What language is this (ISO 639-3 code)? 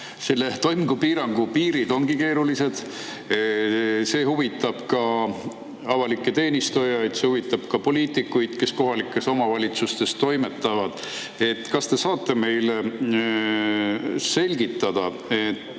est